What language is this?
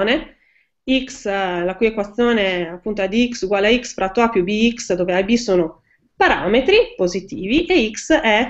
Italian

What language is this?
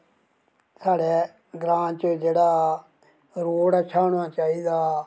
Dogri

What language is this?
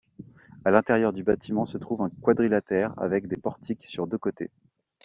French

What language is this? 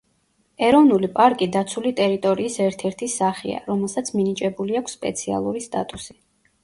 Georgian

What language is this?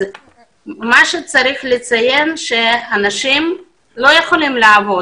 Hebrew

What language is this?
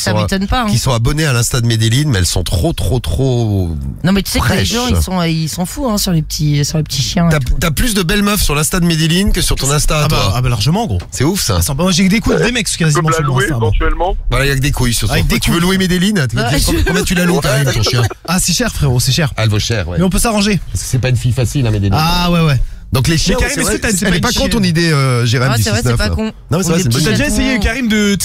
French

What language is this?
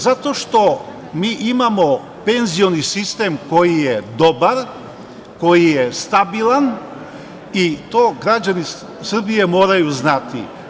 Serbian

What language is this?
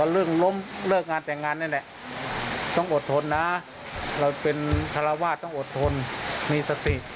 Thai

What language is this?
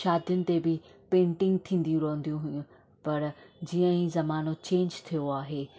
Sindhi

